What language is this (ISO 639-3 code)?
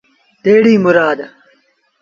sbn